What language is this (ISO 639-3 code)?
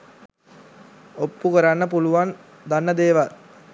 sin